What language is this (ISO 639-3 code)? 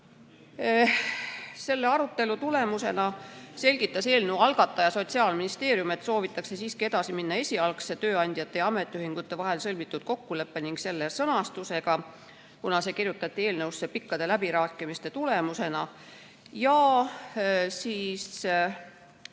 est